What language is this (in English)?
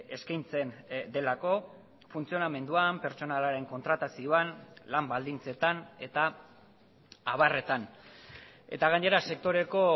Basque